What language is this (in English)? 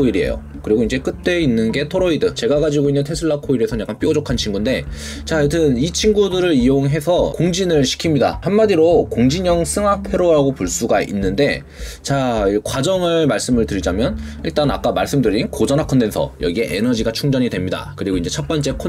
Korean